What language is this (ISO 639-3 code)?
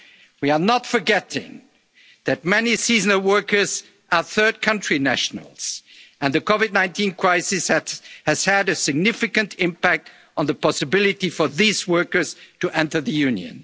eng